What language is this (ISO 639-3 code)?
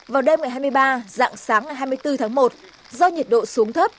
vie